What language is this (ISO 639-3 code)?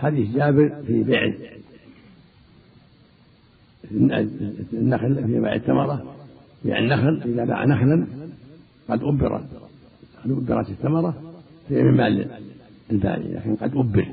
ara